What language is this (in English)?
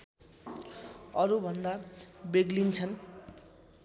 Nepali